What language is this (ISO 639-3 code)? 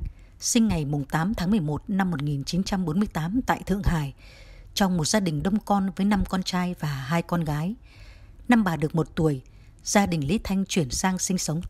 vie